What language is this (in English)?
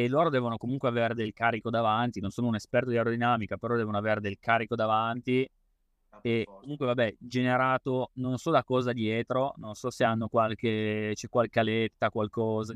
Italian